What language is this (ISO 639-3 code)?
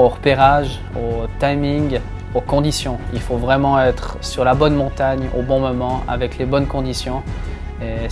fra